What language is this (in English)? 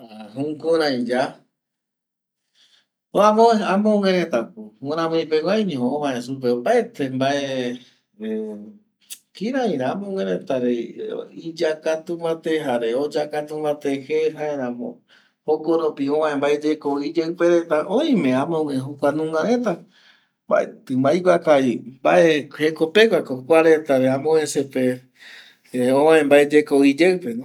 Eastern Bolivian Guaraní